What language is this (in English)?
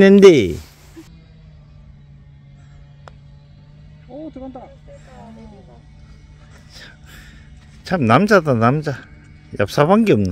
Korean